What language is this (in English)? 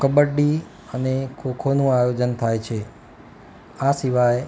Gujarati